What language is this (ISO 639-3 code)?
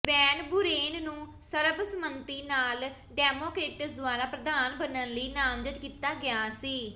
pan